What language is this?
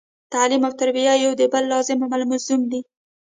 Pashto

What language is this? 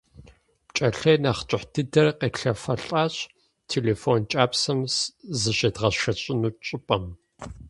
Kabardian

